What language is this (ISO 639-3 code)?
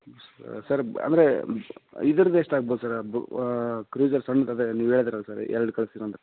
kan